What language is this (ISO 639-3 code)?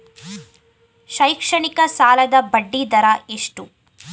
kan